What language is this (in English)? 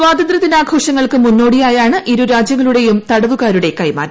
Malayalam